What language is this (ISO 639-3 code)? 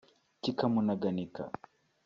kin